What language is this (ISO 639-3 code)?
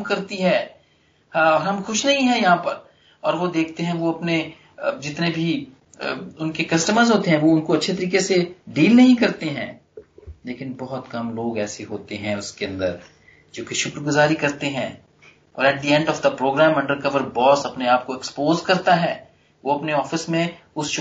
hin